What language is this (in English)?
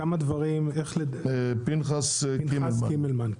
Hebrew